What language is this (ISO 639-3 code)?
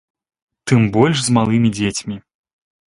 bel